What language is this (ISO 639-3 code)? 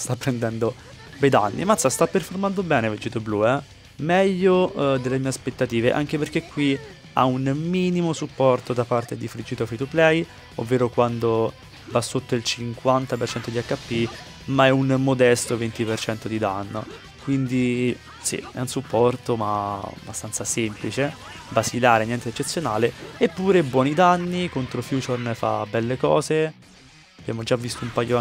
ita